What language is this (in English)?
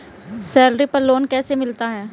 Hindi